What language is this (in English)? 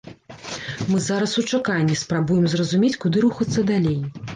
Belarusian